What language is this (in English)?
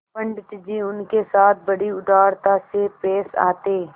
Hindi